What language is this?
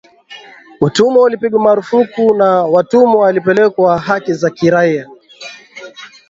Swahili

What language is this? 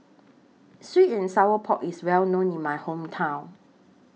English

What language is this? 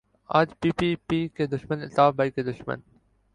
Urdu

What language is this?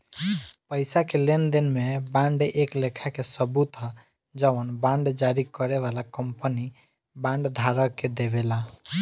Bhojpuri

